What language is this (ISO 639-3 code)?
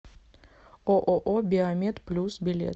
rus